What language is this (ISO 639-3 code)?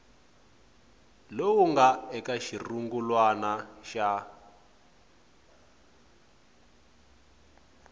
tso